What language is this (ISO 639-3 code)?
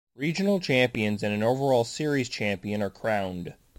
eng